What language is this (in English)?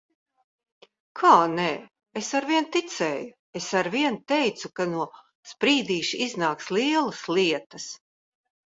Latvian